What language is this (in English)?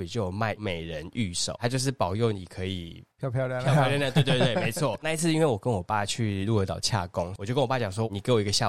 Chinese